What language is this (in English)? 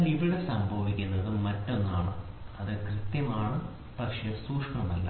Malayalam